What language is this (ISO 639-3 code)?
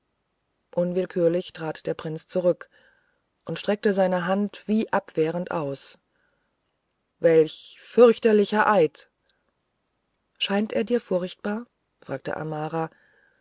deu